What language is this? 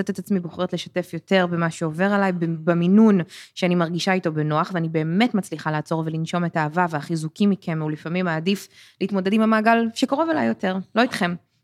Hebrew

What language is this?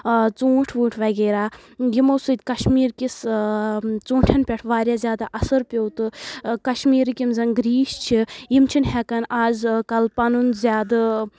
Kashmiri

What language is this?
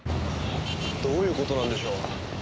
Japanese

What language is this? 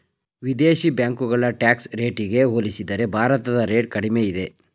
Kannada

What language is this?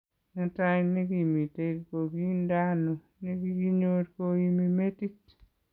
Kalenjin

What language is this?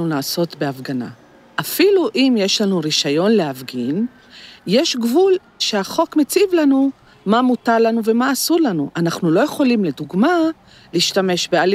Hebrew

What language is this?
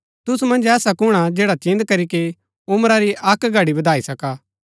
Gaddi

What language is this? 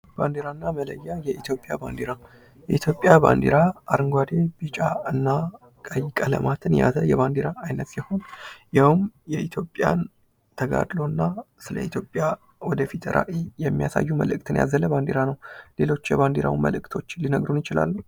Amharic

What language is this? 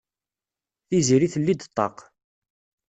Kabyle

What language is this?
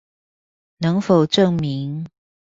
Chinese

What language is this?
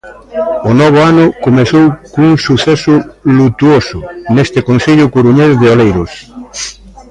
Galician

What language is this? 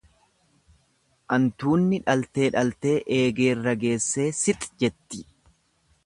Oromo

